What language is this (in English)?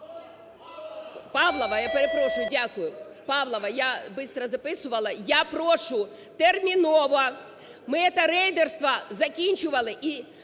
Ukrainian